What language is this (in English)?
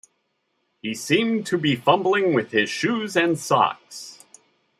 English